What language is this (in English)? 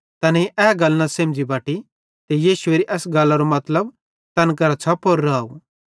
Bhadrawahi